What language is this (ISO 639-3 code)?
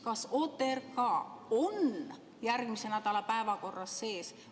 est